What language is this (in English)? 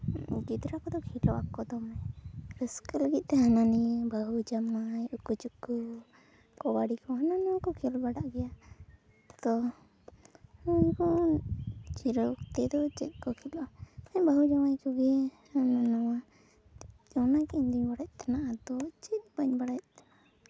Santali